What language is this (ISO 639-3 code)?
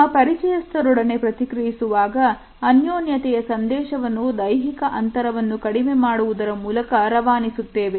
kan